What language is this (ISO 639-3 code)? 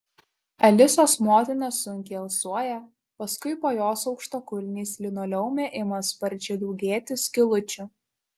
lit